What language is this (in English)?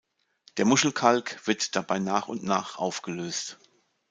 German